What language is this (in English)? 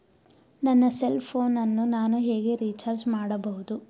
Kannada